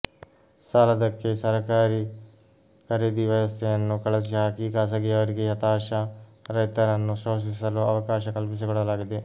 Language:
Kannada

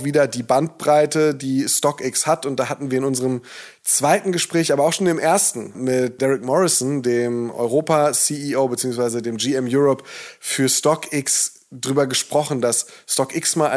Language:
German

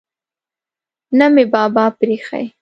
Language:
Pashto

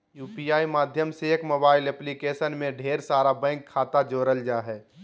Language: Magahi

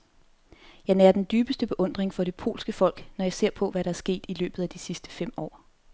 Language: Danish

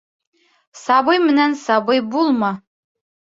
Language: Bashkir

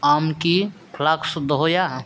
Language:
Santali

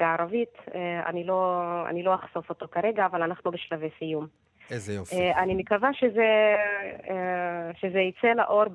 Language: Hebrew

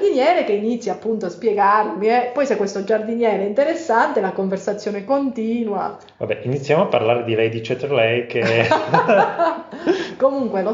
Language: Italian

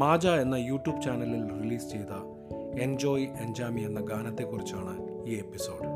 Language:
Malayalam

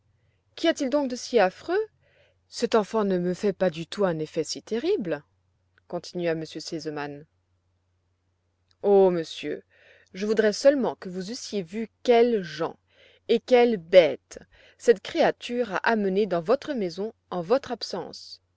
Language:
French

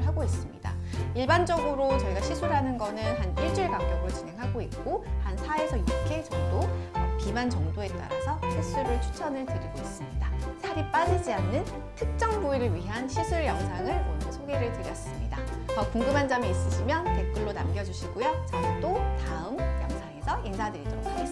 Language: Korean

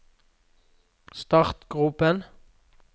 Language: Norwegian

